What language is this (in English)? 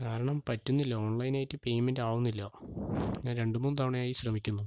Malayalam